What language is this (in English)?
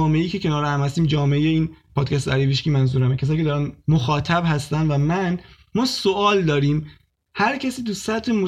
Persian